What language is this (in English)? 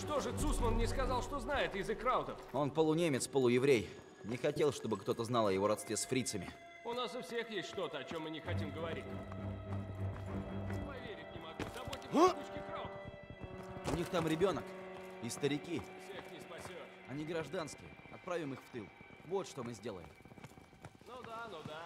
Russian